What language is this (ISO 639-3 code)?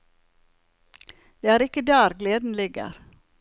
nor